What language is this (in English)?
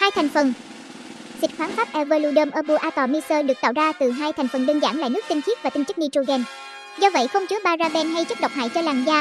Vietnamese